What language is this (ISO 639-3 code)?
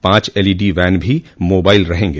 hin